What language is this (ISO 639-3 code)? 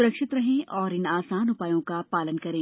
hin